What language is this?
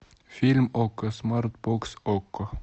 Russian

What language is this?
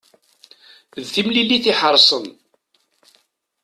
Kabyle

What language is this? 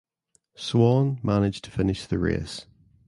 English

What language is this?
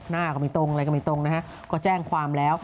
Thai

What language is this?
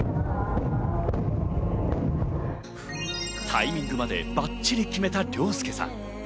Japanese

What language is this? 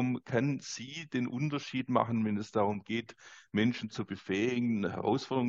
German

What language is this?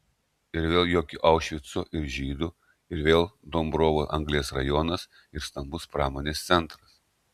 Lithuanian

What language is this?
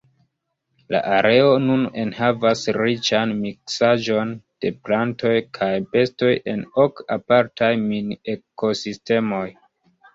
Esperanto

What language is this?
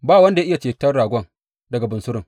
Hausa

